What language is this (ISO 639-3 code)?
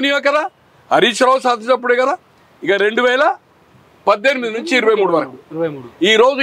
tel